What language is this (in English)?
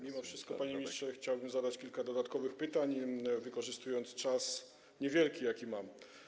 Polish